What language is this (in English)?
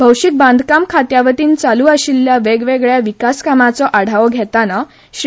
Konkani